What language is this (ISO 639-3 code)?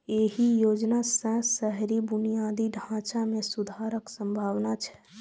mai